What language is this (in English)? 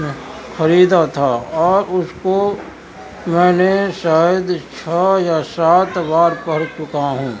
Urdu